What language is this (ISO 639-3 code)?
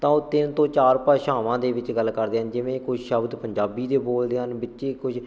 pan